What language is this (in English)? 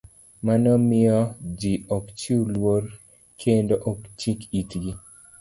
Luo (Kenya and Tanzania)